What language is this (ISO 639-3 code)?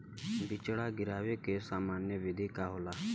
bho